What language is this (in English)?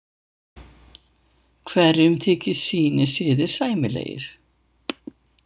Icelandic